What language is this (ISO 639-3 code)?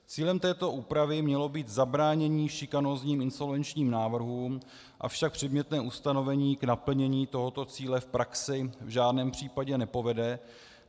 ces